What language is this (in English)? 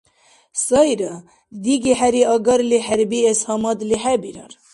Dargwa